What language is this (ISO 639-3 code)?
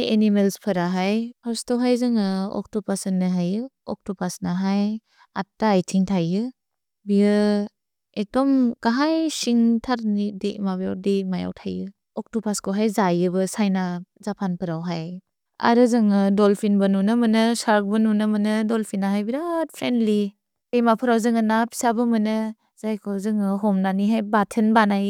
brx